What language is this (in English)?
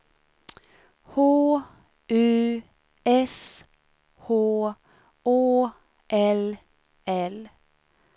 Swedish